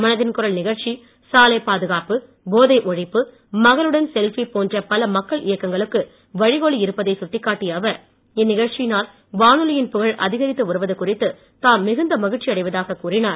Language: Tamil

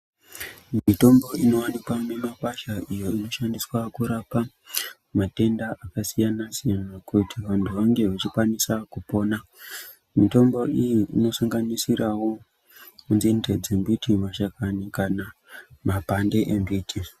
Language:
Ndau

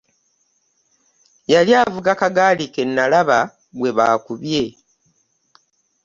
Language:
Ganda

